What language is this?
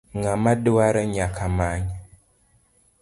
Luo (Kenya and Tanzania)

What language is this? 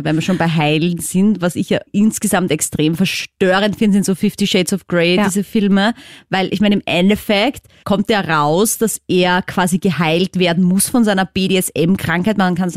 German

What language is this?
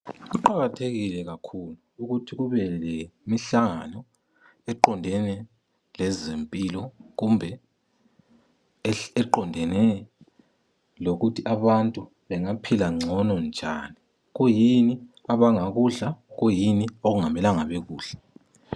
North Ndebele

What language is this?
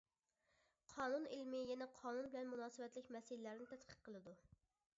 Uyghur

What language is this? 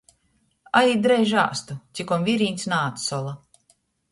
Latgalian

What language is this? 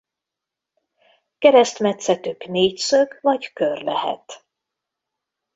Hungarian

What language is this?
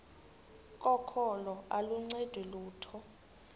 Xhosa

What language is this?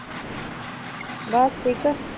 Punjabi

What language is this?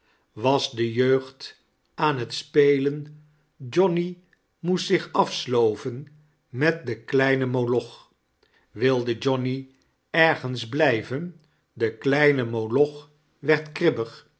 Dutch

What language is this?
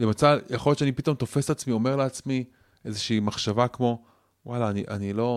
Hebrew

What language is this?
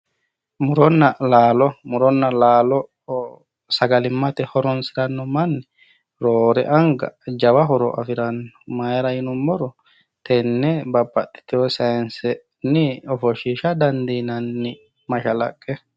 Sidamo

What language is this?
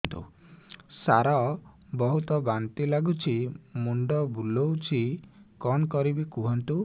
Odia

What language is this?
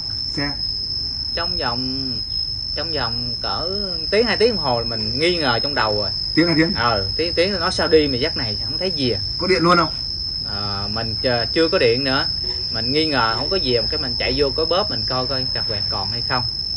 Vietnamese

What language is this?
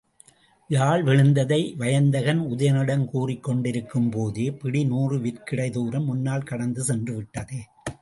Tamil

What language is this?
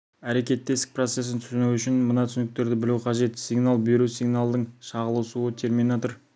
Kazakh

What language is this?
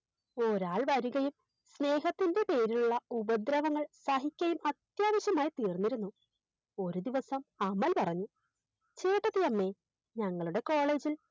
Malayalam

